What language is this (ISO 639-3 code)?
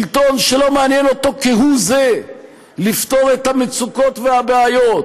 heb